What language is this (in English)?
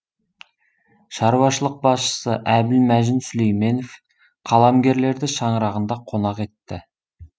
Kazakh